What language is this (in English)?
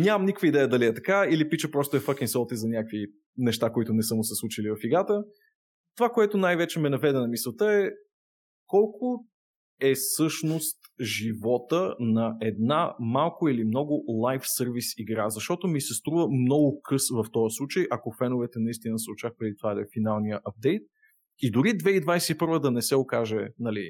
Bulgarian